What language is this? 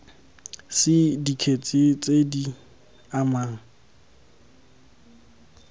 Tswana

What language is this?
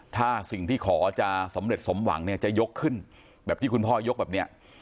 Thai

